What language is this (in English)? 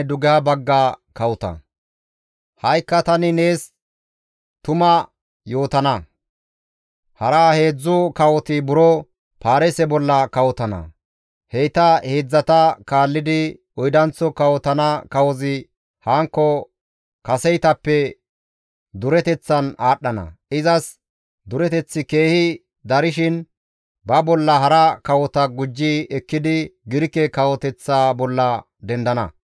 Gamo